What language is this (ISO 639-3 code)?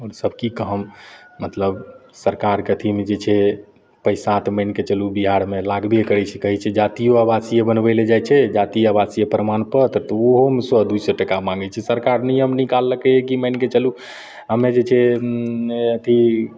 mai